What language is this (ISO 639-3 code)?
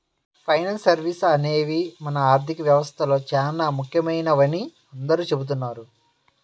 tel